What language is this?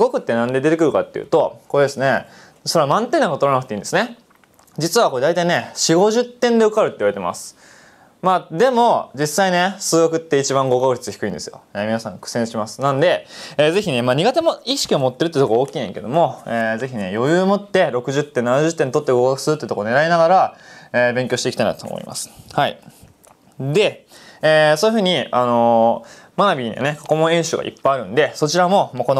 Japanese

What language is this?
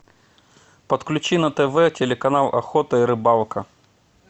Russian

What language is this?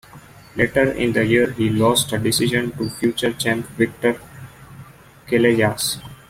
English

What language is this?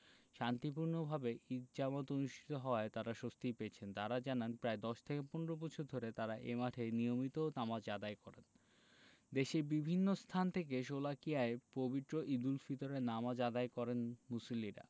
Bangla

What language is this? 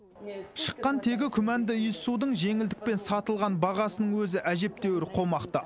Kazakh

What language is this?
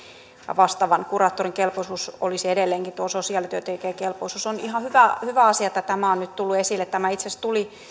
Finnish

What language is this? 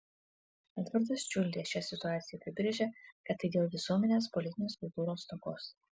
Lithuanian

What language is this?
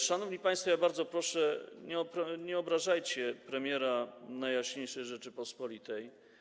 Polish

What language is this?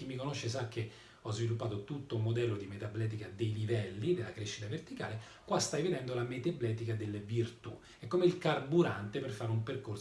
Italian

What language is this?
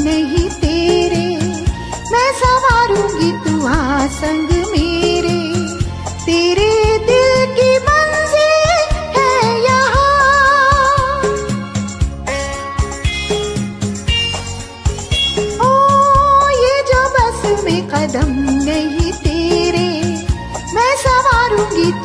Hindi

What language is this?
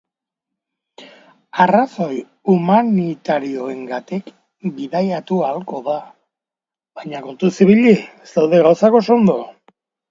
Basque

